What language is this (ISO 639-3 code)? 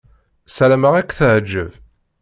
kab